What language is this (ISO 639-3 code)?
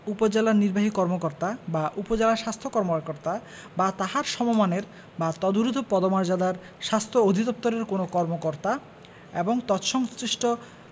ben